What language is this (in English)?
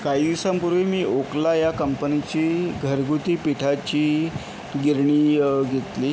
Marathi